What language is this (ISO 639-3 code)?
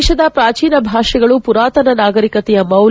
kan